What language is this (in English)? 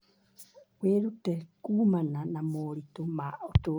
Kikuyu